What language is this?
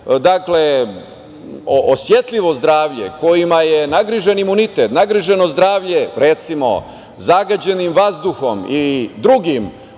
Serbian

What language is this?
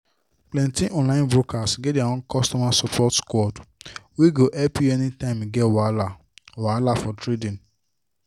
Nigerian Pidgin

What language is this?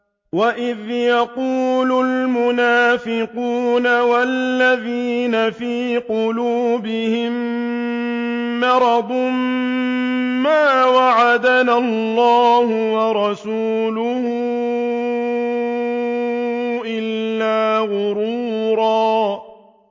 Arabic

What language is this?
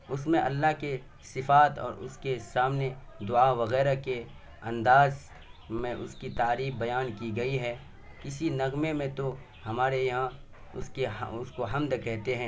Urdu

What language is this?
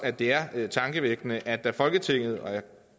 Danish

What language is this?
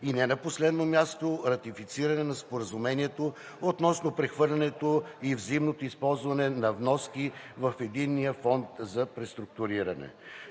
Bulgarian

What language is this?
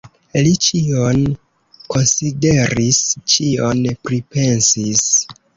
Esperanto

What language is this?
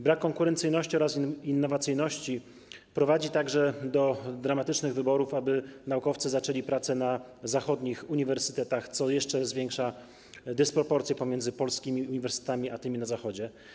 Polish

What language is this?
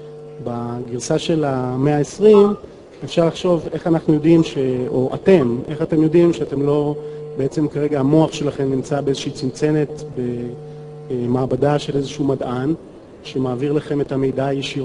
Hebrew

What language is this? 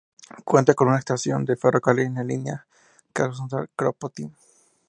Spanish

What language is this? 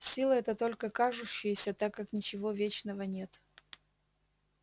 Russian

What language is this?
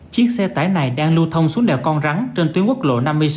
Vietnamese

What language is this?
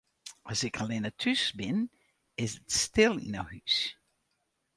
Western Frisian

